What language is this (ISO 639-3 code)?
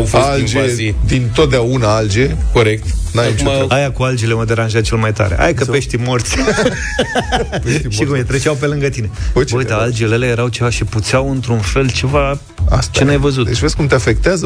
ron